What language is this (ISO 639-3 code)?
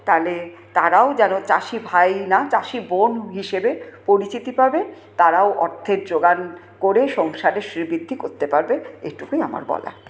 ben